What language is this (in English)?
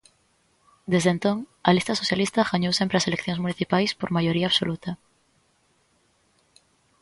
Galician